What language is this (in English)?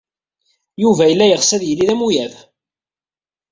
Kabyle